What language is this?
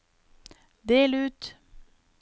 Norwegian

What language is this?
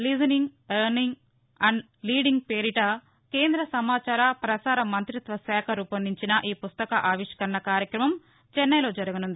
Telugu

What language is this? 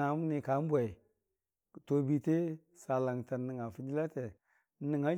Dijim-Bwilim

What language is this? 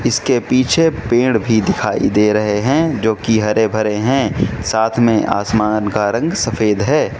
Hindi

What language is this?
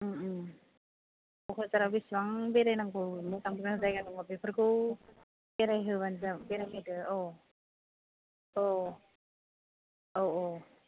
Bodo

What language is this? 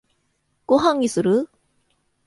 Japanese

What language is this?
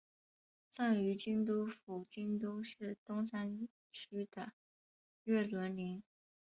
Chinese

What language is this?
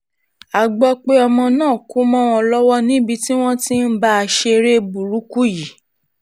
Yoruba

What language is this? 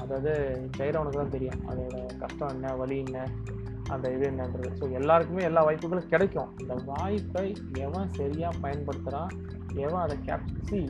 Tamil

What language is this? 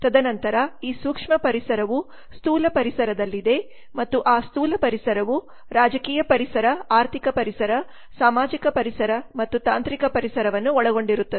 Kannada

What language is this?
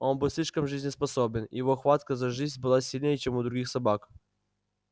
Russian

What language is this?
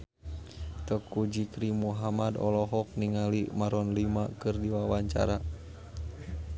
Sundanese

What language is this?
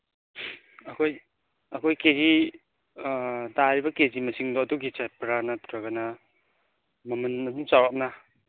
Manipuri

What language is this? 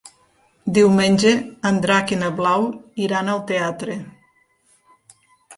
Catalan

